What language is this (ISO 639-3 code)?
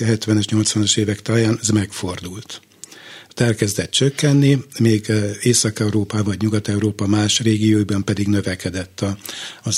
hun